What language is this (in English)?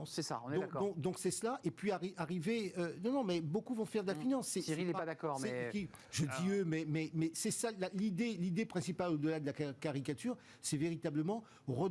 French